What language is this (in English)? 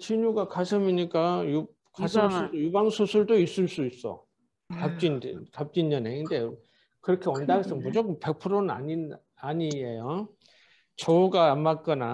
Korean